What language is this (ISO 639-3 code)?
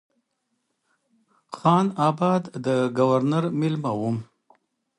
pus